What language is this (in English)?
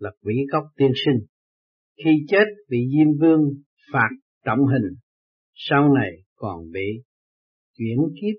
Vietnamese